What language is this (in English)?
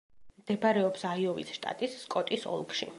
Georgian